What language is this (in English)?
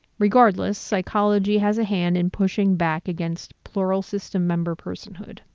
English